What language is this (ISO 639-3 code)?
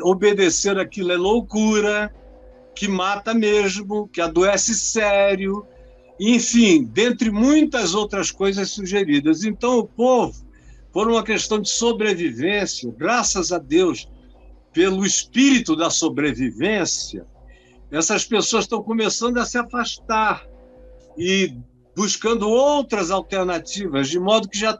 por